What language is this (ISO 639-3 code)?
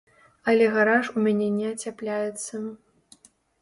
bel